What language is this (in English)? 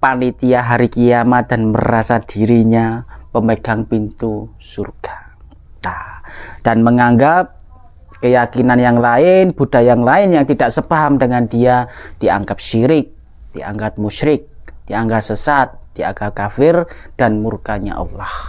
Indonesian